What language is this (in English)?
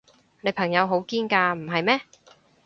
Cantonese